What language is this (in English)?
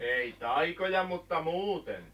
Finnish